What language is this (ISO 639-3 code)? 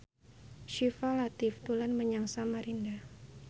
jav